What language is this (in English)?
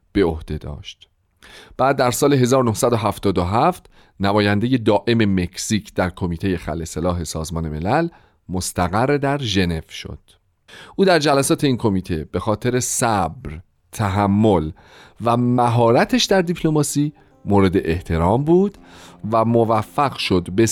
Persian